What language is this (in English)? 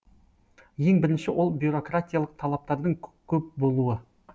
Kazakh